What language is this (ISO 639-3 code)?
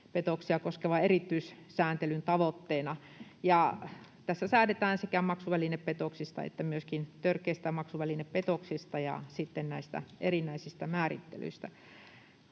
fin